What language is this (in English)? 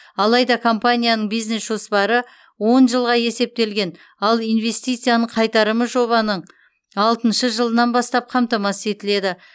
Kazakh